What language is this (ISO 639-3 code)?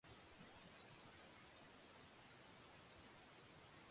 jpn